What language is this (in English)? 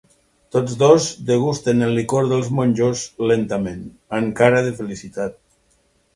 Catalan